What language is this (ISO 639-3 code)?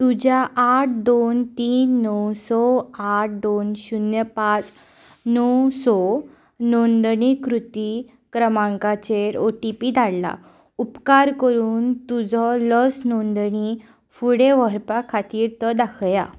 kok